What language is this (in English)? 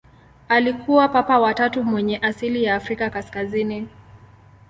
Swahili